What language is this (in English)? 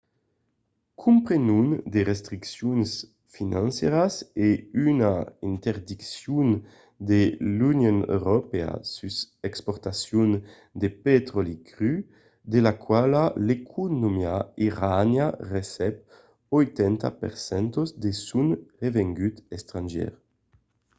Occitan